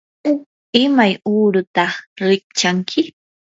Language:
Yanahuanca Pasco Quechua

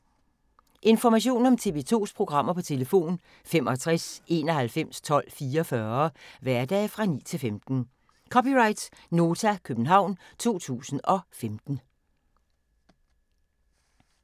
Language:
Danish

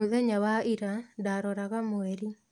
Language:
Kikuyu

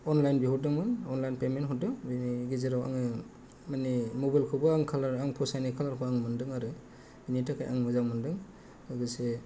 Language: Bodo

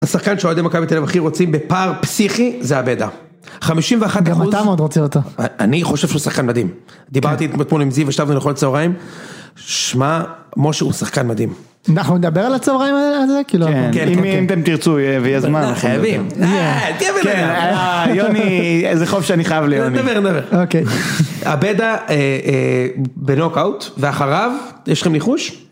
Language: Hebrew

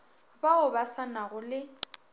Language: Northern Sotho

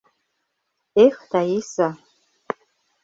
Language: Mari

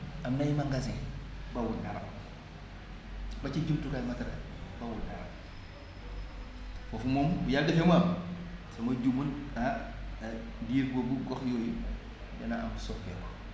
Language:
Wolof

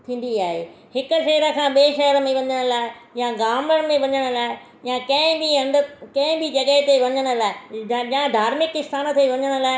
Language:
Sindhi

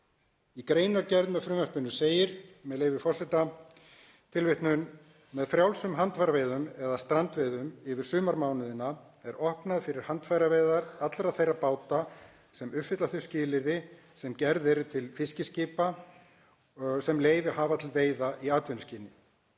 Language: Icelandic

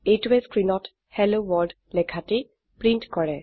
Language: Assamese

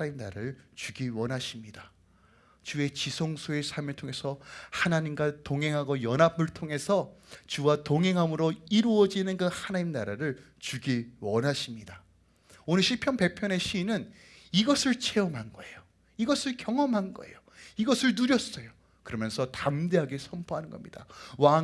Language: Korean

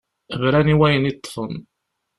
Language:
Kabyle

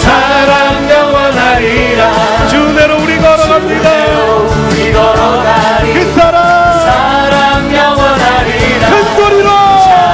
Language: Korean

